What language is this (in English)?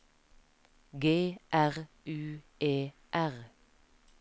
Norwegian